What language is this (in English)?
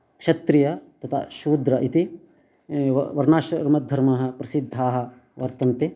Sanskrit